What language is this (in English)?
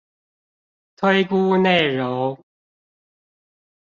Chinese